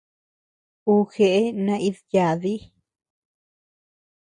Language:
Tepeuxila Cuicatec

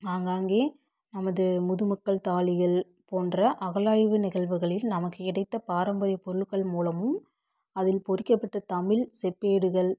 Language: Tamil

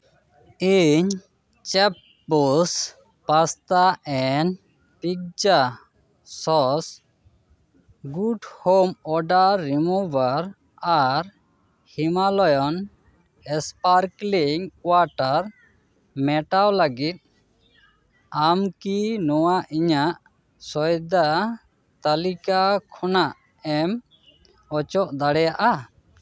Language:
Santali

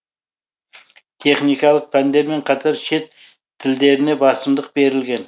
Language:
Kazakh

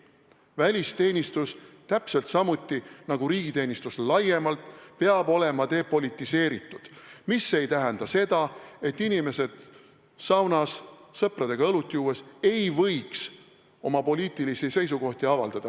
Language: Estonian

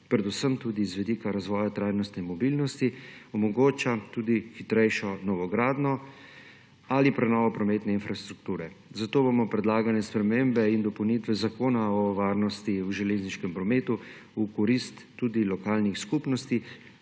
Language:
Slovenian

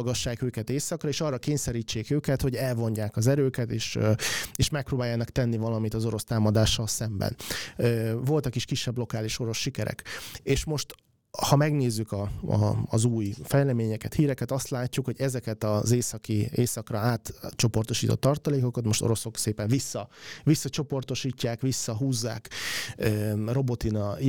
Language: Hungarian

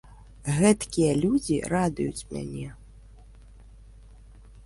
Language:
Belarusian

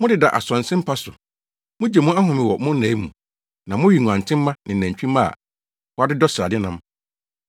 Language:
Akan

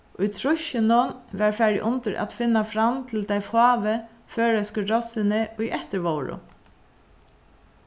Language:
Faroese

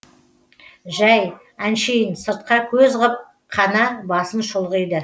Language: Kazakh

